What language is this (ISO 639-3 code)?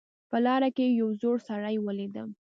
pus